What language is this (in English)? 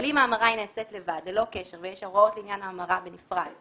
Hebrew